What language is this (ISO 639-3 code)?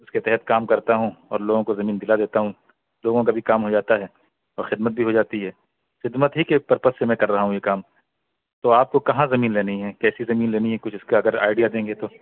urd